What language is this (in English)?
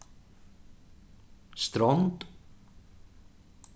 Faroese